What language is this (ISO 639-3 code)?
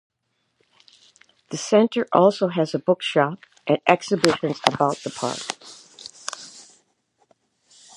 eng